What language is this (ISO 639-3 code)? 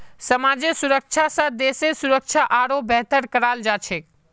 mag